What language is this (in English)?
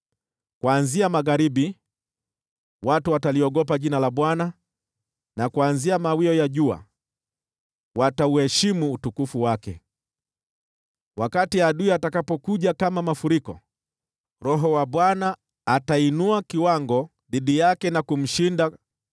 Swahili